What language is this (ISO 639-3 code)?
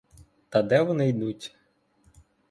ukr